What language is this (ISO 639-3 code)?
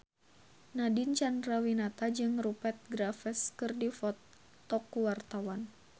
sun